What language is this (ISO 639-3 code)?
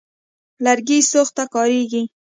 pus